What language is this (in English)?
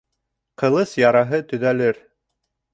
Bashkir